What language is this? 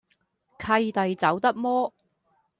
Cantonese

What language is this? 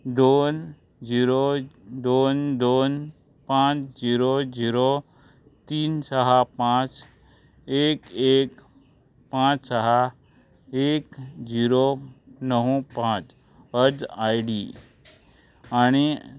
Konkani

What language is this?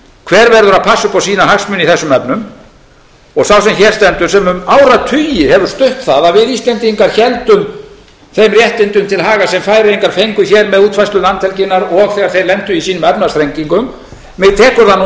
Icelandic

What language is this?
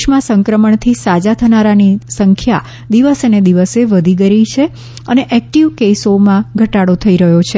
Gujarati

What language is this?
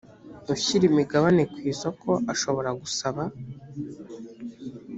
Kinyarwanda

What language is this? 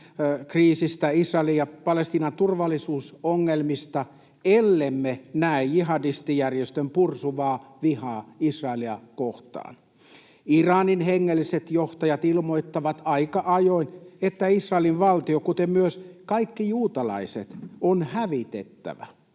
Finnish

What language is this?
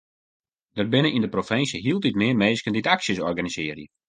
Western Frisian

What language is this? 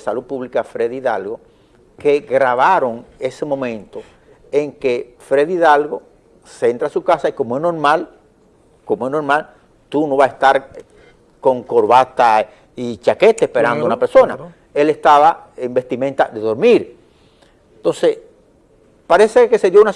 Spanish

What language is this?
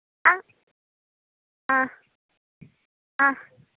Tamil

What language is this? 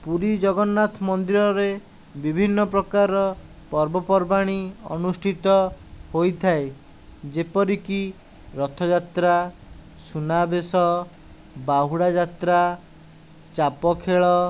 Odia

